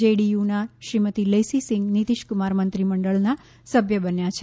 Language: Gujarati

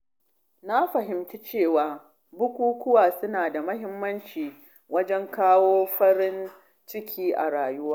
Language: Hausa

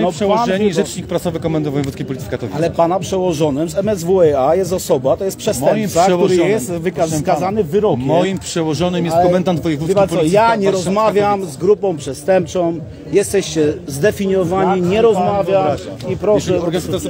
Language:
Polish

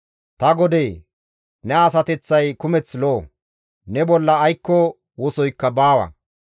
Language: Gamo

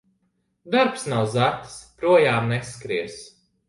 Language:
Latvian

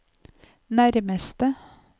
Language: Norwegian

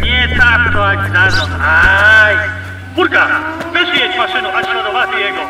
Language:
Polish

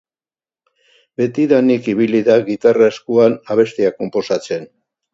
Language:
Basque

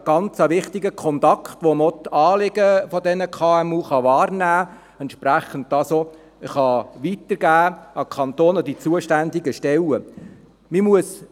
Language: Swiss German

